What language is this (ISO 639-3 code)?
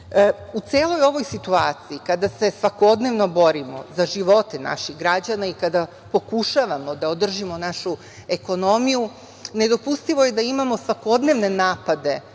srp